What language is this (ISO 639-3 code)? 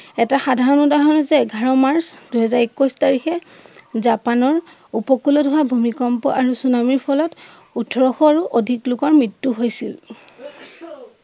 asm